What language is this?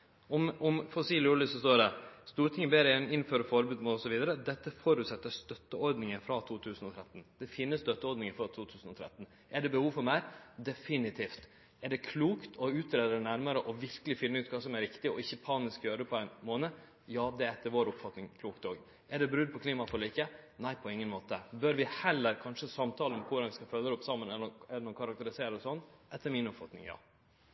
Norwegian Nynorsk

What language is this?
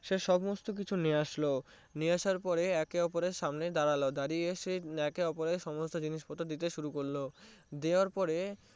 Bangla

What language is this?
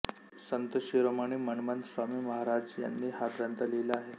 Marathi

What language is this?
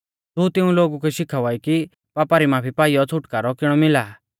Mahasu Pahari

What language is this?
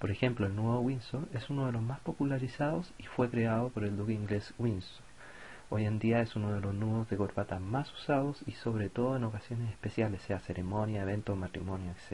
Spanish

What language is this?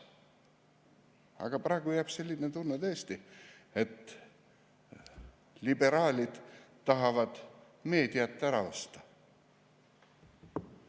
Estonian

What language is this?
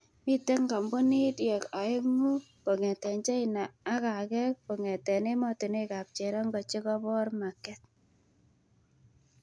Kalenjin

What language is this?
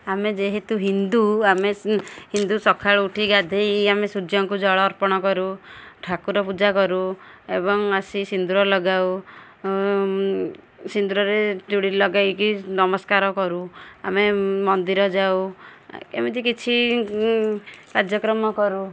Odia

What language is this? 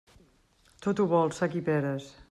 Catalan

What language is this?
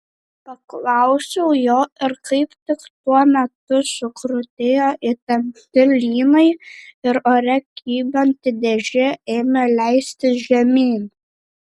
Lithuanian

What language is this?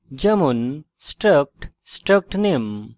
Bangla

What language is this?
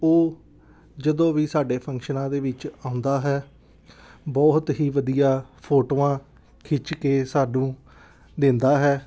Punjabi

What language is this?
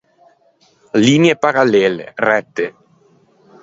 Ligurian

